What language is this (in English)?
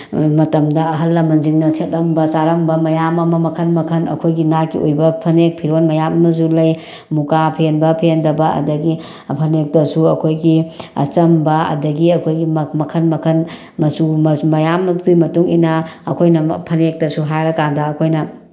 Manipuri